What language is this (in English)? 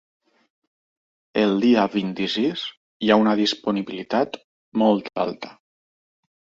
Catalan